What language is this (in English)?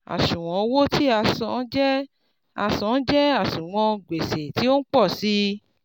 Yoruba